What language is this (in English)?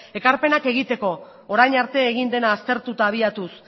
Basque